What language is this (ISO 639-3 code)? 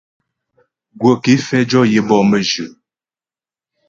bbj